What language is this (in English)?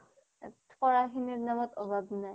Assamese